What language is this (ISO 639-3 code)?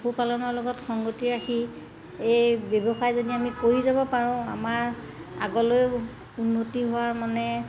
asm